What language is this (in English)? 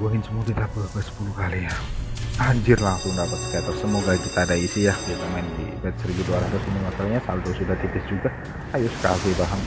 Indonesian